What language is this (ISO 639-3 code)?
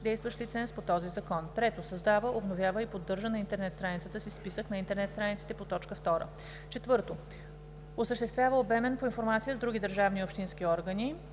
bul